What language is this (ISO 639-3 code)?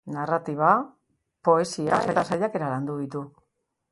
eus